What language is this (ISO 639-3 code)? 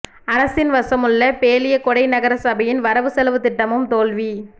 tam